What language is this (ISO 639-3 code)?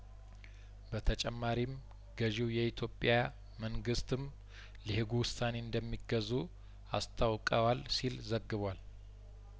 amh